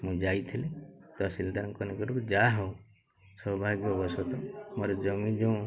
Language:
Odia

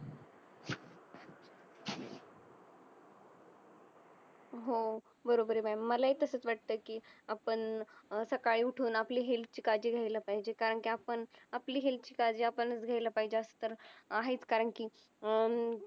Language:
Marathi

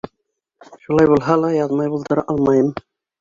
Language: Bashkir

